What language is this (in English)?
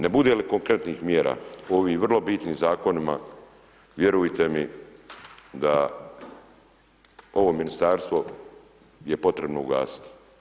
Croatian